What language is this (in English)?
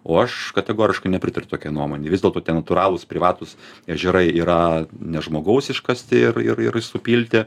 Lithuanian